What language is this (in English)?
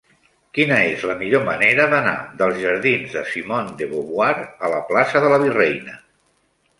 Catalan